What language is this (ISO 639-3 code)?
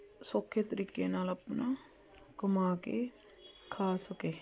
pan